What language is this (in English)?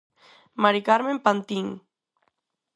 Galician